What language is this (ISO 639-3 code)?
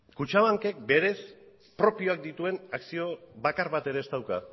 eus